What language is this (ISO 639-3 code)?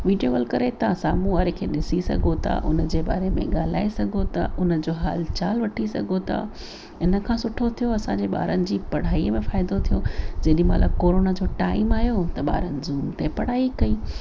snd